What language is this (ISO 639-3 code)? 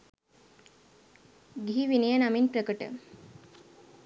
sin